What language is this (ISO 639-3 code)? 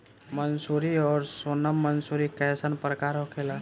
bho